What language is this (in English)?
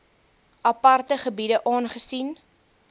Afrikaans